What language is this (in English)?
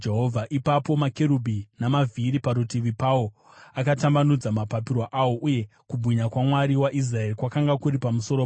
Shona